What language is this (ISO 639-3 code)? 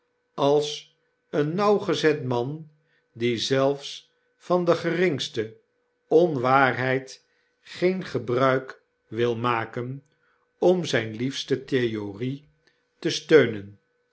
nld